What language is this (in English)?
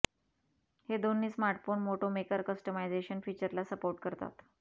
Marathi